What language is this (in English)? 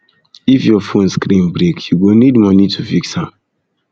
Nigerian Pidgin